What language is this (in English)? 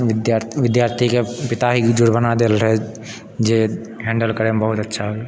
Maithili